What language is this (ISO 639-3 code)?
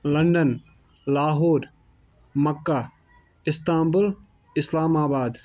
kas